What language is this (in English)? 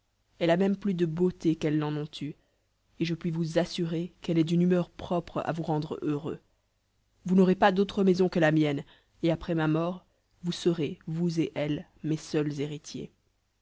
French